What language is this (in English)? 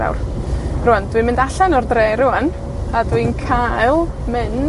Welsh